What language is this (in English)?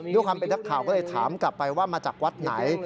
Thai